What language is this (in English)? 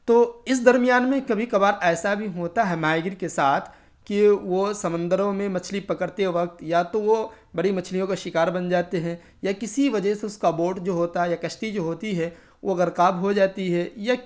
Urdu